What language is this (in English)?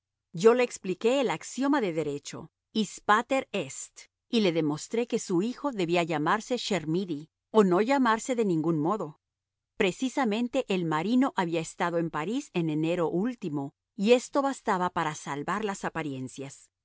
Spanish